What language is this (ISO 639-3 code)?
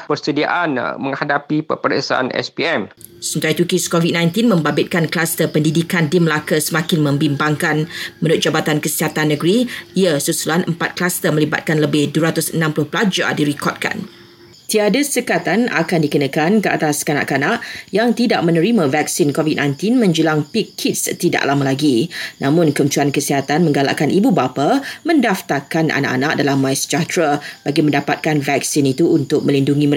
msa